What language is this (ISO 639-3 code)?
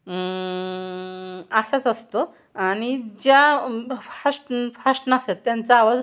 mar